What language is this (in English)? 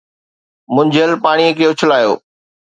Sindhi